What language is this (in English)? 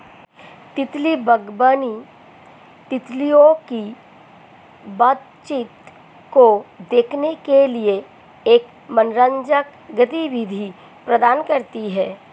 Hindi